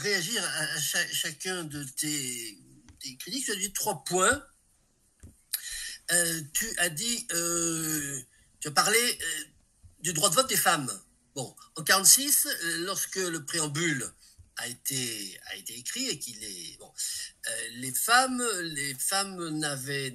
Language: French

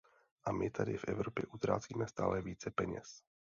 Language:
Czech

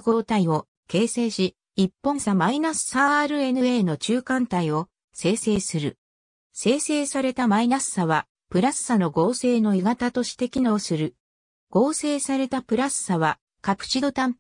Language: Japanese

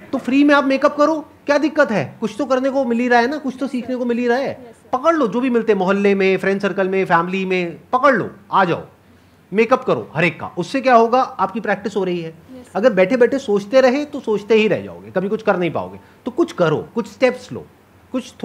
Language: Hindi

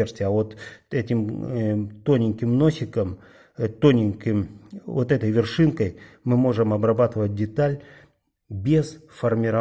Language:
Russian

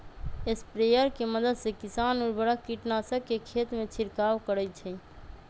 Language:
Magahi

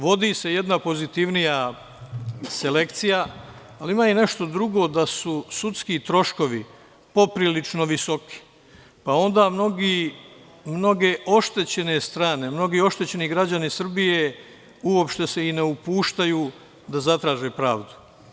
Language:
Serbian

